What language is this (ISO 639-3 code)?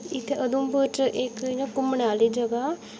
doi